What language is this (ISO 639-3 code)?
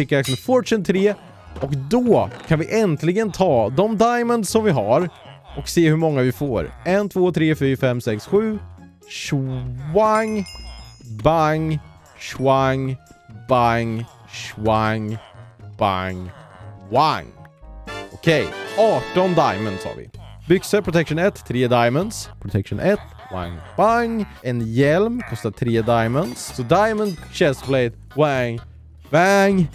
swe